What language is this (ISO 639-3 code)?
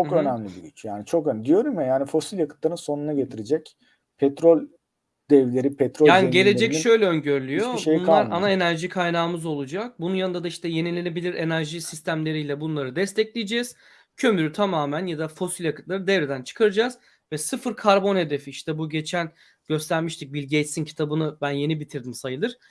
tur